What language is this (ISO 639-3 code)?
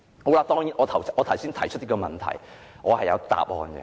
yue